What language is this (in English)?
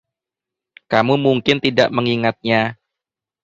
Indonesian